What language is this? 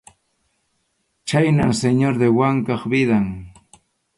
Arequipa-La Unión Quechua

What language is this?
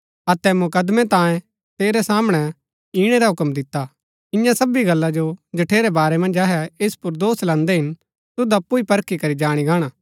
Gaddi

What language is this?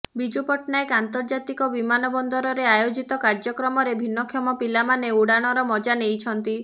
Odia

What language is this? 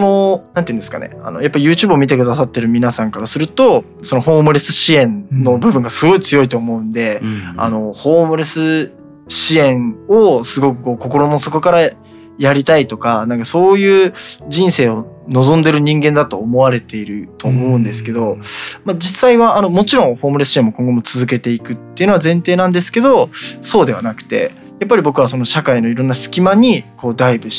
Japanese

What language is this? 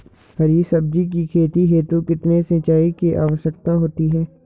Hindi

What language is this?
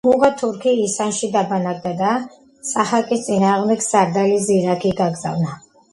Georgian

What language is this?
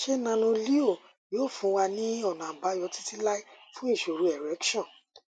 Yoruba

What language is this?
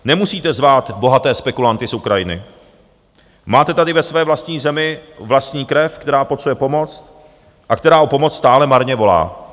Czech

